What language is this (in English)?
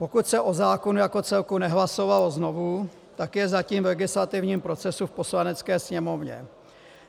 Czech